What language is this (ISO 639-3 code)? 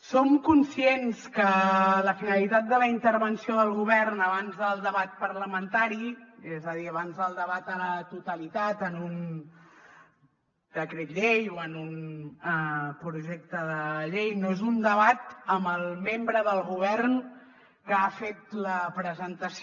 cat